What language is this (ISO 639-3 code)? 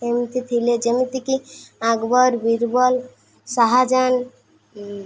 ori